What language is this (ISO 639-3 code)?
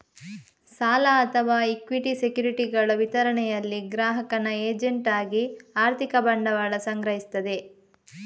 kan